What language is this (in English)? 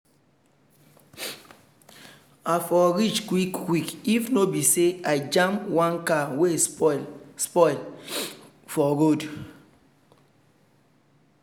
Nigerian Pidgin